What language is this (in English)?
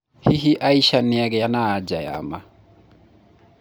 Kikuyu